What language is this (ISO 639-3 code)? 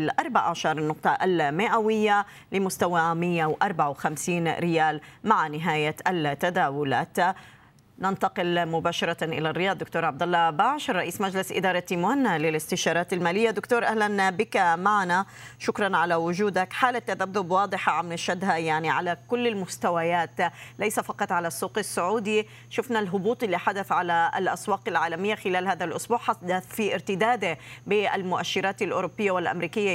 ara